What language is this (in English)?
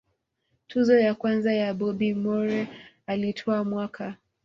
Swahili